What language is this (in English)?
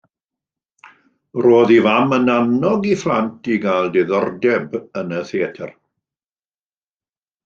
Welsh